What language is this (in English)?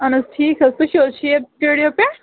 Kashmiri